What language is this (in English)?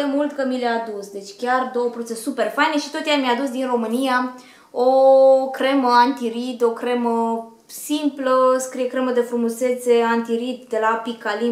Romanian